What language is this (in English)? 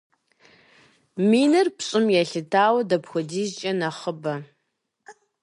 Kabardian